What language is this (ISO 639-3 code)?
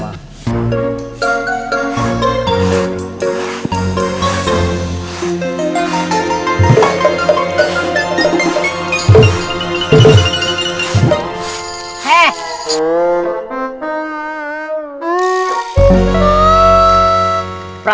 ind